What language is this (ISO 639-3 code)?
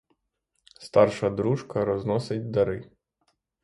ukr